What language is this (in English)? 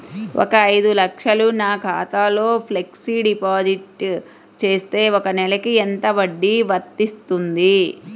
Telugu